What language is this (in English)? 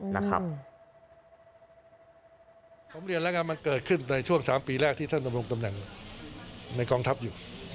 Thai